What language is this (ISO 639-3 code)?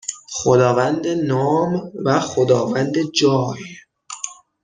fas